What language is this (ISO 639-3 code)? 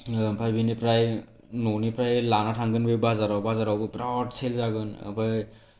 brx